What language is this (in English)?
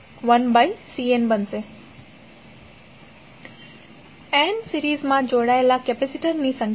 Gujarati